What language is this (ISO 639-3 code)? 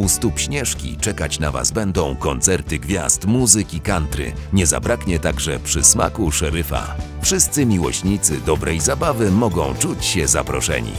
pol